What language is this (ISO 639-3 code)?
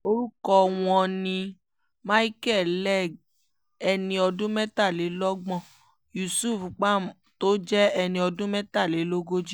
yor